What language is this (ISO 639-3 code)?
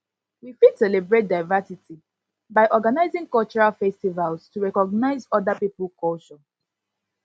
pcm